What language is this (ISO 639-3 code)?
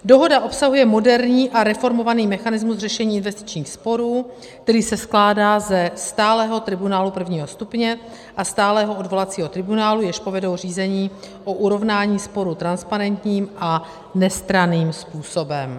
ces